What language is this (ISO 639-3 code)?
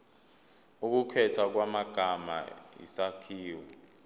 zul